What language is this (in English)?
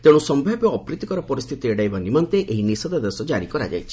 Odia